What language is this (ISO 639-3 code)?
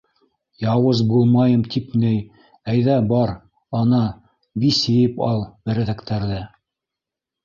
bak